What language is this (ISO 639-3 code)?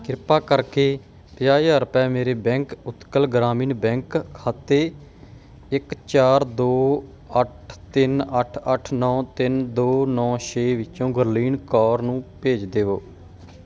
pan